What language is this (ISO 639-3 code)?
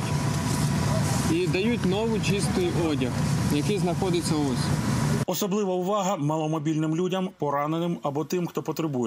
ukr